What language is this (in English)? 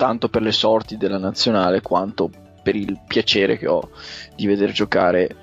Italian